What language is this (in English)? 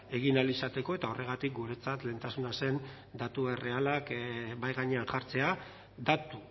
Basque